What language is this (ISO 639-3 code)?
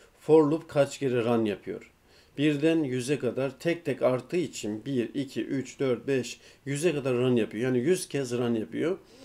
tur